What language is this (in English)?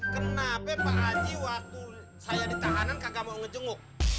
Indonesian